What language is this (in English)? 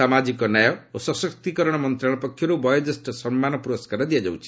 Odia